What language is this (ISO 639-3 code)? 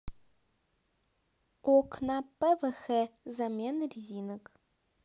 rus